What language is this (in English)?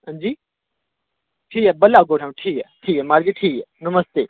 Dogri